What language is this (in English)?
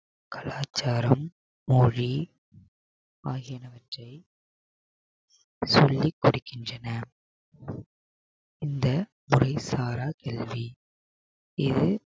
Tamil